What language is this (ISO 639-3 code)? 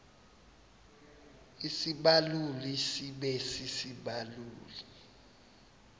xho